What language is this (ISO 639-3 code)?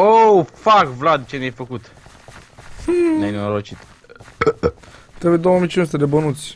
ron